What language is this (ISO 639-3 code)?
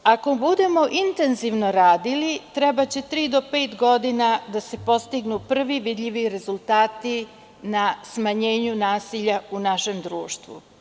srp